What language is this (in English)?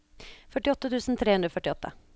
Norwegian